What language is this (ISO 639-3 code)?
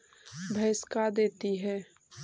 mag